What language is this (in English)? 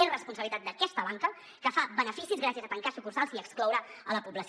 Catalan